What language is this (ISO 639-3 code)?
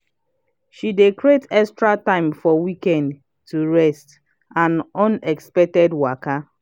pcm